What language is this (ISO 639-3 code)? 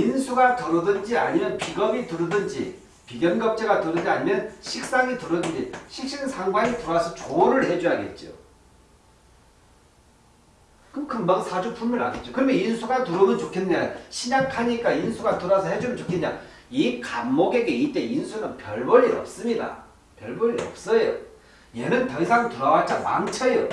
kor